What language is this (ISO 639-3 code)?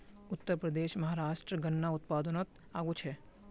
mag